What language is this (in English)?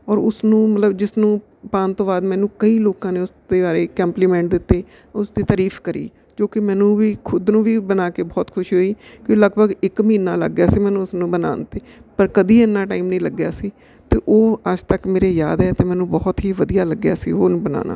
Punjabi